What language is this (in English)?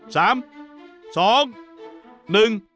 Thai